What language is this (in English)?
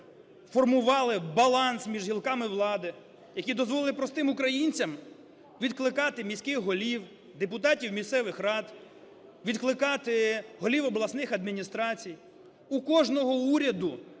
Ukrainian